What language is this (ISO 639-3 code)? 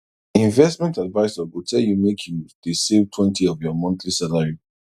pcm